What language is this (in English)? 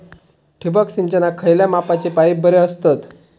Marathi